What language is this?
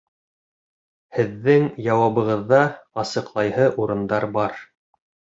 Bashkir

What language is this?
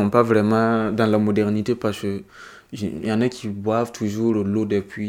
French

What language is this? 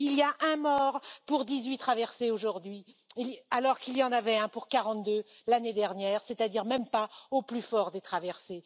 French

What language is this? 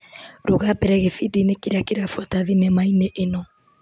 Kikuyu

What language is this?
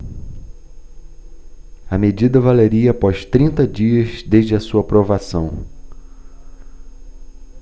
Portuguese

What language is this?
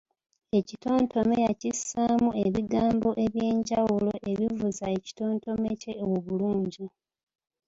Ganda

